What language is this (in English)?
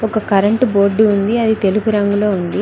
Telugu